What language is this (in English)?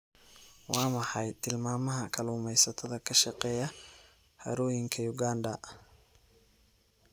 Somali